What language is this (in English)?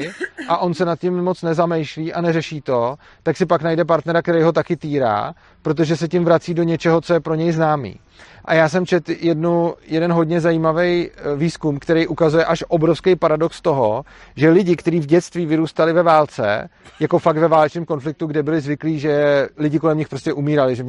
Czech